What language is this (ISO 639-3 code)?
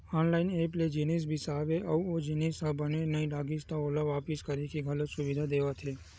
hne